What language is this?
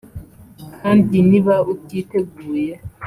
Kinyarwanda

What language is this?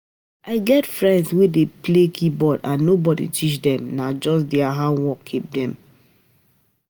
Nigerian Pidgin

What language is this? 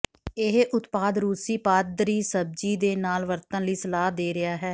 Punjabi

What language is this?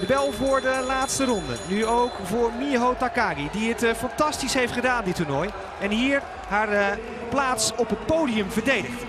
Dutch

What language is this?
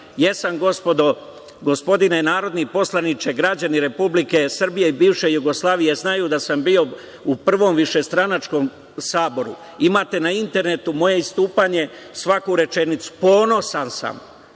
Serbian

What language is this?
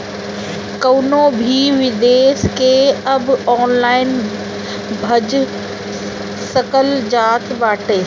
Bhojpuri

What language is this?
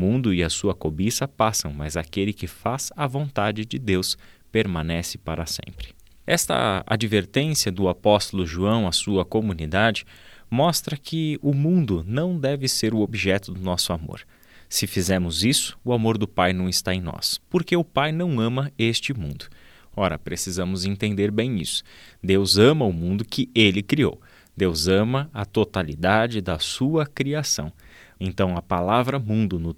Portuguese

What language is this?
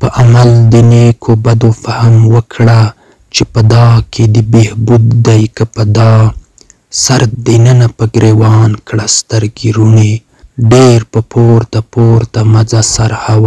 Arabic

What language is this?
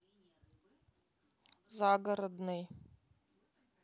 Russian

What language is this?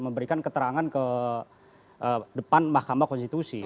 Indonesian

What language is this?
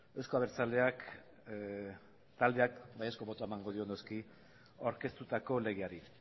Basque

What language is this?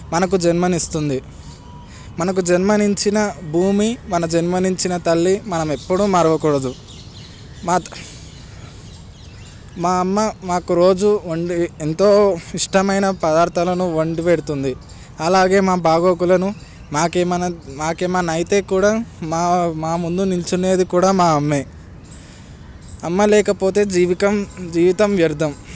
Telugu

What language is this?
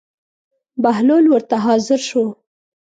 Pashto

